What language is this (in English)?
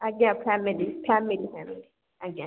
Odia